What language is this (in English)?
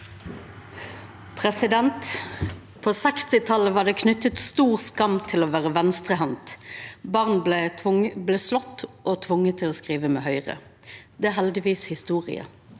Norwegian